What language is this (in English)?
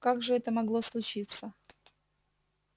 Russian